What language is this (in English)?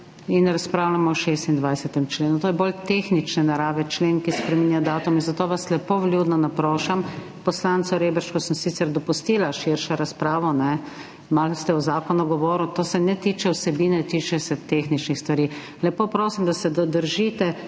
Slovenian